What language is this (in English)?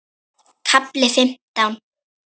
Icelandic